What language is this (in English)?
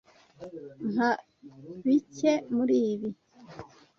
Kinyarwanda